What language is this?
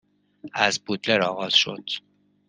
Persian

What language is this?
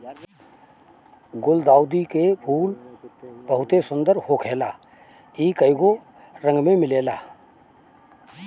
Bhojpuri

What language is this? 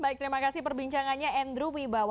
Indonesian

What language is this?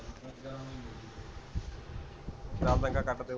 Punjabi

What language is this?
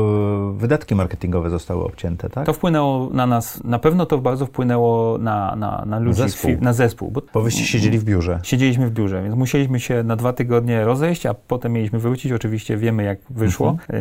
Polish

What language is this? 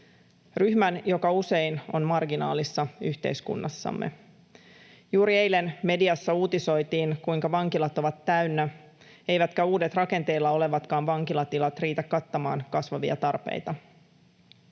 Finnish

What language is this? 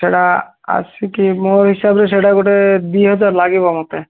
Odia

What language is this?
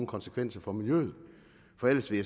Danish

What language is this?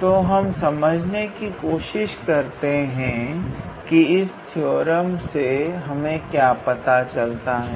Hindi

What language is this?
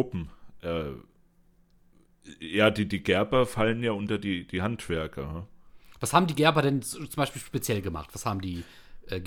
German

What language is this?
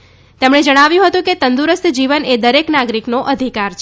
Gujarati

